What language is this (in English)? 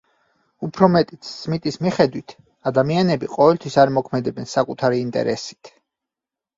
Georgian